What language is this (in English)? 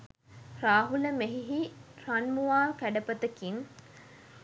Sinhala